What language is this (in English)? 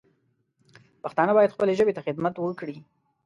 Pashto